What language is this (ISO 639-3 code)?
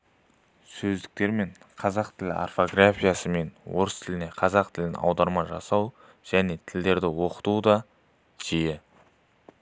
kaz